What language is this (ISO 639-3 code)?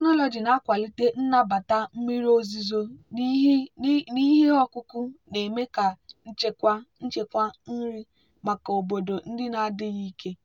ibo